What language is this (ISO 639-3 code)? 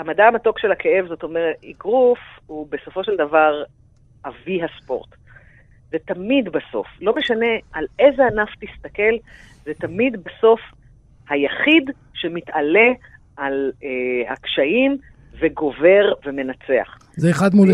heb